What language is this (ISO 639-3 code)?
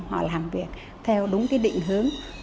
vie